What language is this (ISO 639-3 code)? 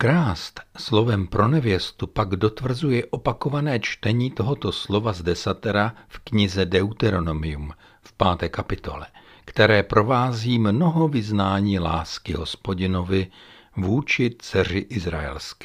ces